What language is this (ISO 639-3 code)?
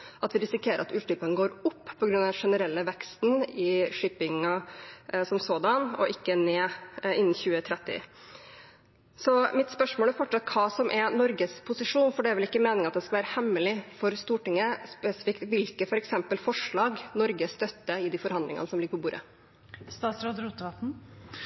nob